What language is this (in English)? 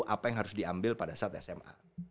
Indonesian